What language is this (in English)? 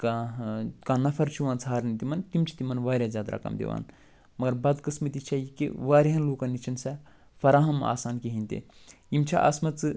Kashmiri